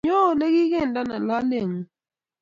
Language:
Kalenjin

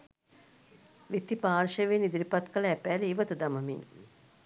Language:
Sinhala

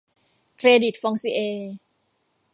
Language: Thai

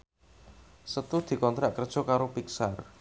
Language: Javanese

